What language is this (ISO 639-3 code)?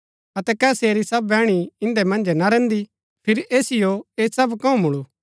gbk